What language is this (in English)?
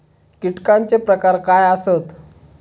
Marathi